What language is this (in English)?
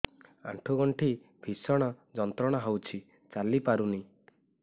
Odia